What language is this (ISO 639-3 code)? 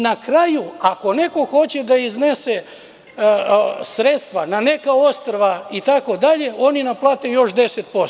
srp